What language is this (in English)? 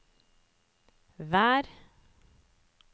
Norwegian